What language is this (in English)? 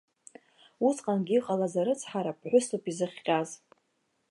Abkhazian